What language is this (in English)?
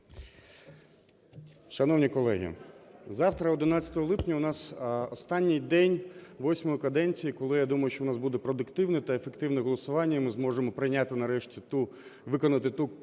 Ukrainian